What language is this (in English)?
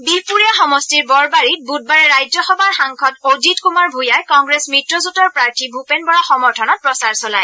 Assamese